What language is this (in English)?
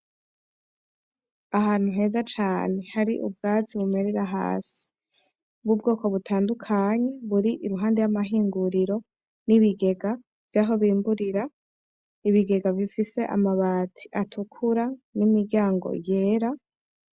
Rundi